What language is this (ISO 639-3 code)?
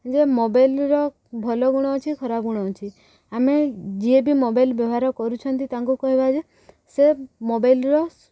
ori